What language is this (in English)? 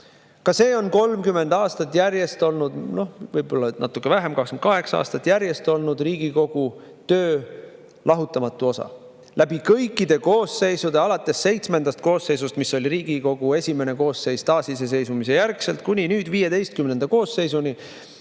Estonian